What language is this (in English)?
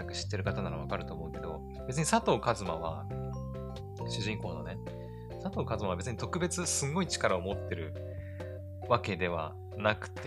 Japanese